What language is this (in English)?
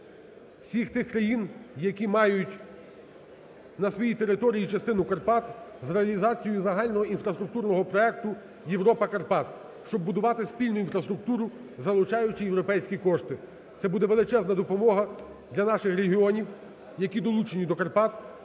Ukrainian